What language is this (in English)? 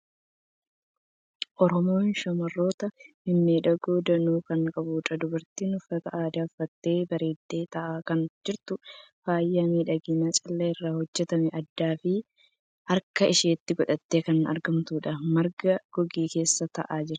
Oromo